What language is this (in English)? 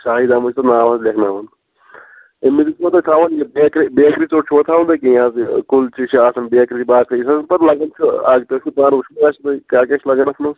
Kashmiri